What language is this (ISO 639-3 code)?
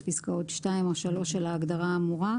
heb